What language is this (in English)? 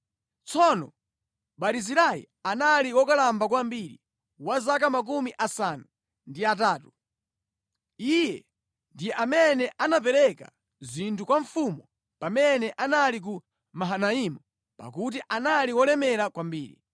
Nyanja